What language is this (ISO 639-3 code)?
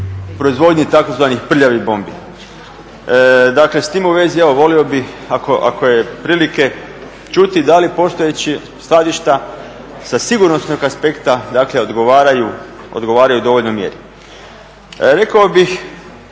hrv